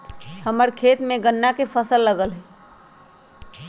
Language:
Magahi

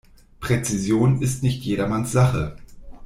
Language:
German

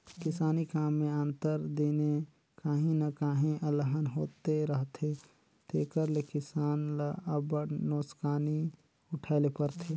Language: Chhattisgarhi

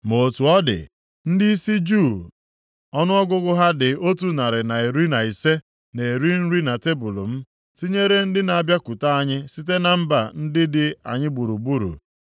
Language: Igbo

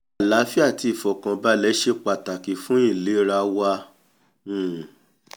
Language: Yoruba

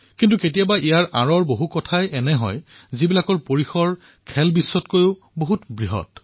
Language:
Assamese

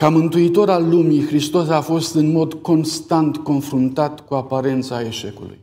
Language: Romanian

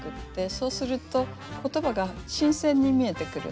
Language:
Japanese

